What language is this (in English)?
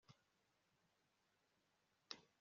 Kinyarwanda